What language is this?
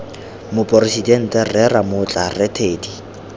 Tswana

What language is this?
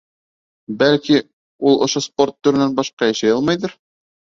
Bashkir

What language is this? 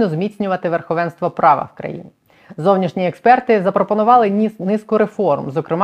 Ukrainian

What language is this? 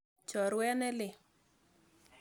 Kalenjin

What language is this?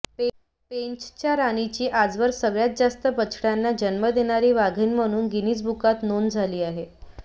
Marathi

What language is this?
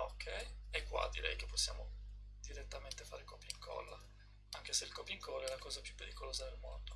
Italian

